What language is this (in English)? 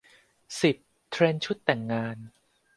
Thai